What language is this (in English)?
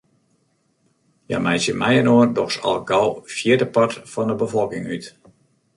Western Frisian